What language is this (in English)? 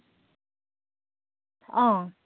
Assamese